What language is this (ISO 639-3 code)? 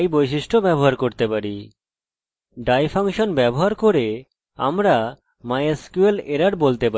ben